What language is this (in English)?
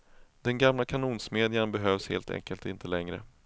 Swedish